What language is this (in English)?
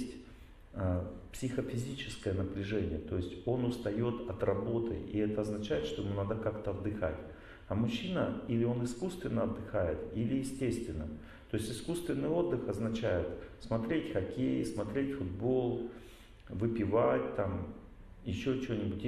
Russian